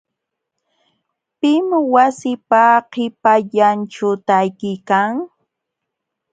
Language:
Jauja Wanca Quechua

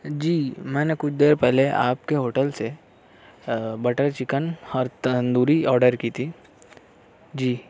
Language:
Urdu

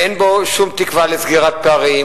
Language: Hebrew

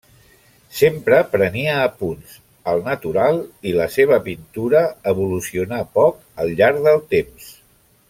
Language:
Catalan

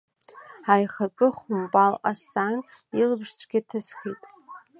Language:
Abkhazian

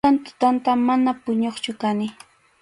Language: Arequipa-La Unión Quechua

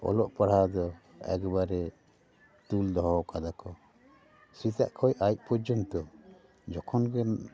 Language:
Santali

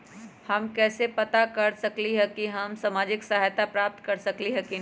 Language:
Magahi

